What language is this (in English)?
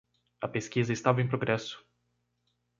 Portuguese